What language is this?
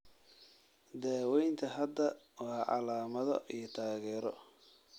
Somali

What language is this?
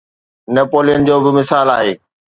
Sindhi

